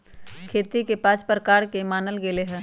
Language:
Magahi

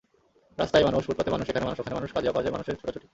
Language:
Bangla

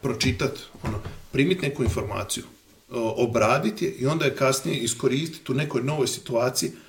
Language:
Croatian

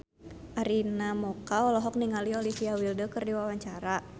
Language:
Sundanese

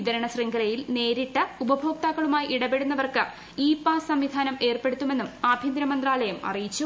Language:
Malayalam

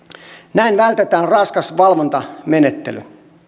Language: Finnish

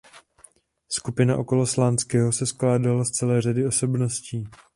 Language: Czech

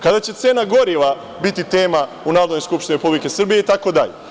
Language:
Serbian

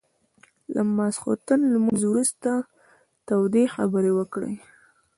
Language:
Pashto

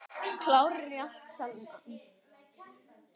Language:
Icelandic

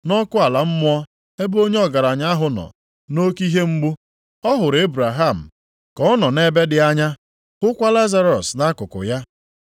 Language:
Igbo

